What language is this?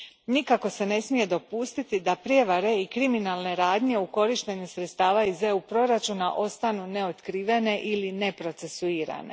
Croatian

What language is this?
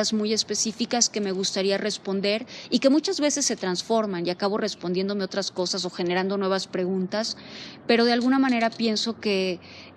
Spanish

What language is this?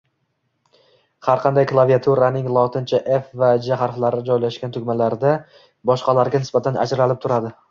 Uzbek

